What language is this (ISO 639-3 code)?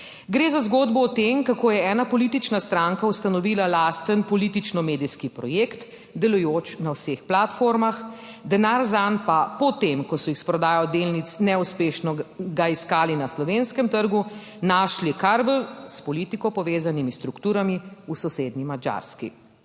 slv